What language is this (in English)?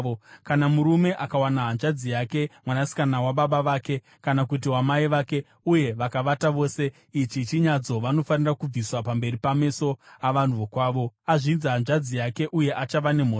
Shona